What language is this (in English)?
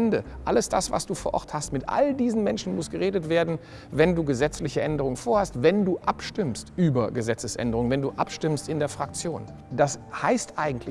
German